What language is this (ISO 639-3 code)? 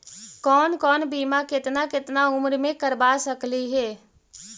mag